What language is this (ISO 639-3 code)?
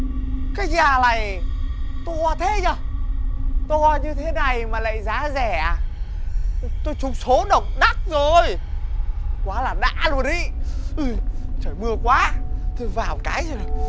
vie